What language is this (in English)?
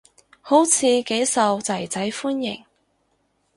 Cantonese